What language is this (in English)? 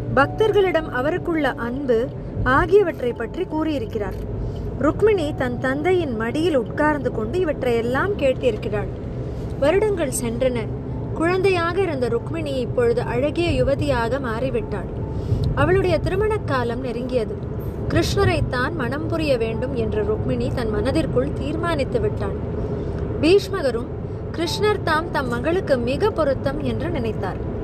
Tamil